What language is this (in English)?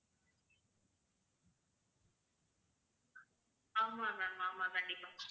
Tamil